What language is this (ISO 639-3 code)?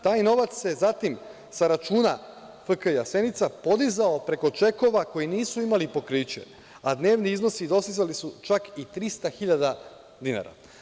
srp